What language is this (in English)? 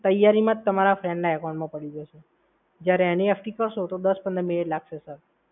Gujarati